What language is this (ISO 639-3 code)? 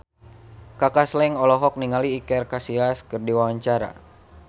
sun